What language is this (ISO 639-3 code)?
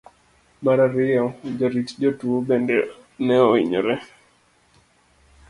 luo